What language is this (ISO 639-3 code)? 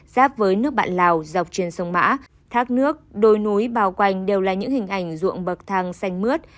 vie